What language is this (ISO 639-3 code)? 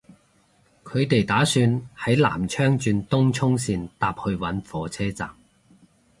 yue